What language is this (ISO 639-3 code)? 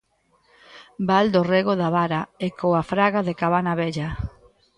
glg